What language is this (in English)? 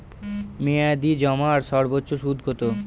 Bangla